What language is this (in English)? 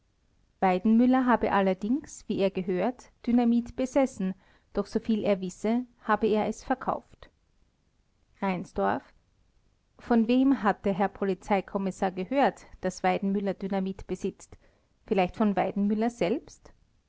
German